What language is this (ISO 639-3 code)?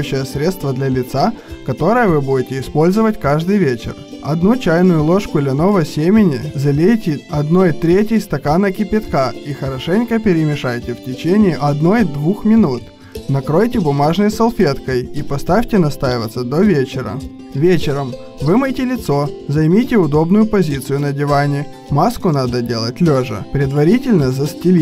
rus